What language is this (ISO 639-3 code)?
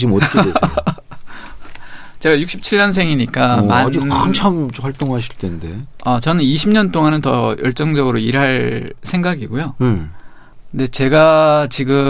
kor